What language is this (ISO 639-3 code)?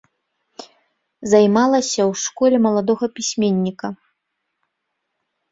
bel